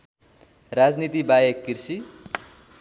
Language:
Nepali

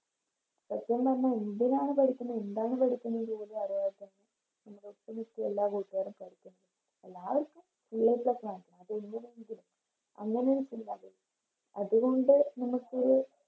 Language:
Malayalam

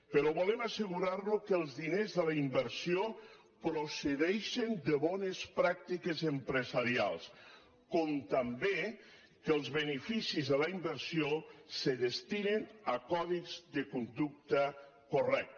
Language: Catalan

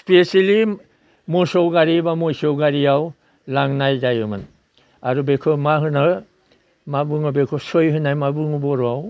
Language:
Bodo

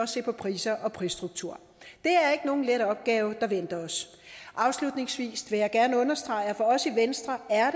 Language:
Danish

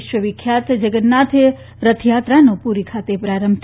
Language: Gujarati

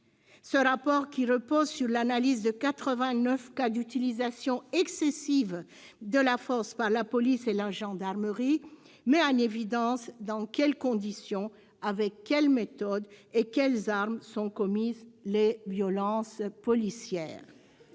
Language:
French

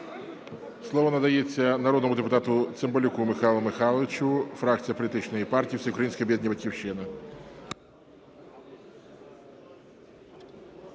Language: Ukrainian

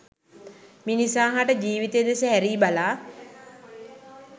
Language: Sinhala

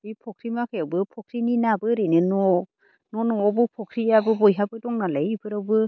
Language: Bodo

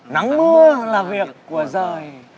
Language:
Vietnamese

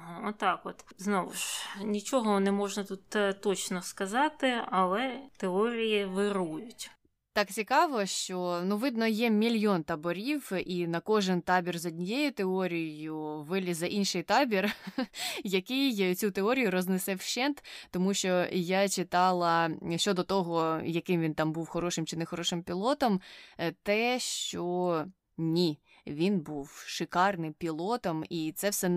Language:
Ukrainian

